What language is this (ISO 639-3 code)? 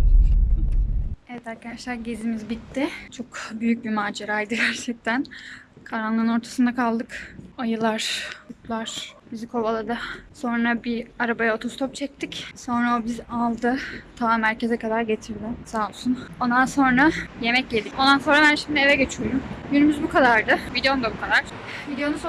tur